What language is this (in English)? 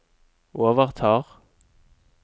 Norwegian